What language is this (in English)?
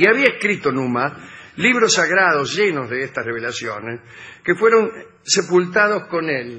Spanish